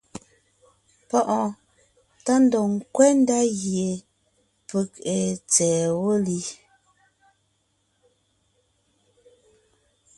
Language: Ngiemboon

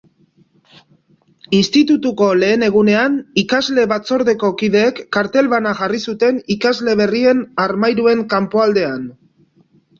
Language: Basque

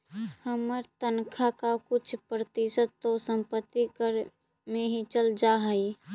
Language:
Magahi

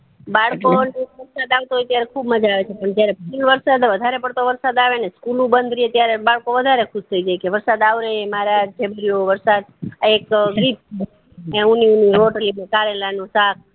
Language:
Gujarati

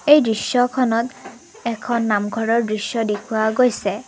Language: Assamese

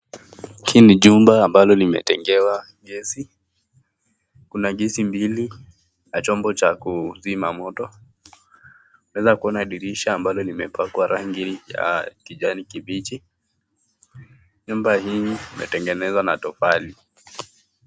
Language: Swahili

